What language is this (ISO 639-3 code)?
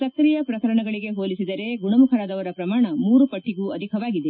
kan